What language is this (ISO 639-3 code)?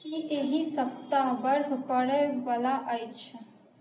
mai